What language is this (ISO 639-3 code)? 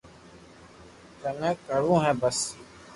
lrk